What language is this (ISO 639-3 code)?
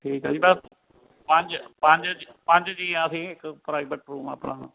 pan